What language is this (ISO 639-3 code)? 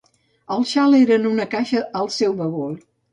cat